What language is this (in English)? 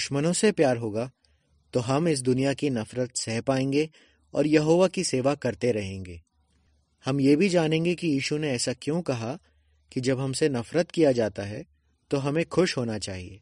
Hindi